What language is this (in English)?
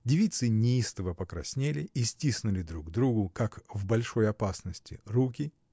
Russian